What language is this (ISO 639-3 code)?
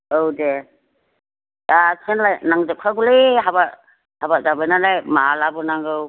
brx